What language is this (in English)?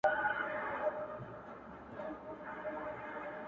Pashto